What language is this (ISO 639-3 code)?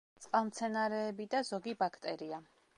kat